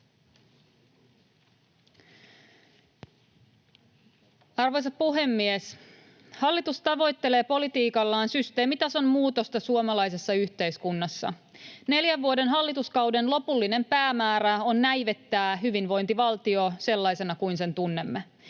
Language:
Finnish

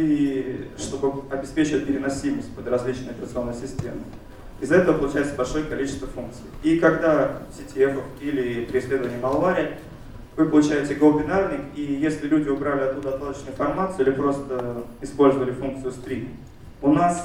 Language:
Russian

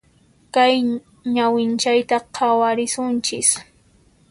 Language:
Puno Quechua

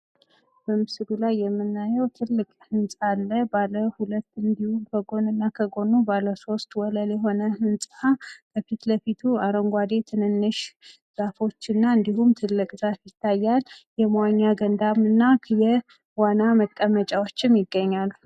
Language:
Amharic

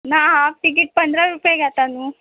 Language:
Konkani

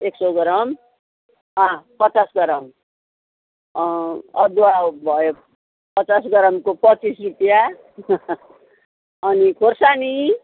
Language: Nepali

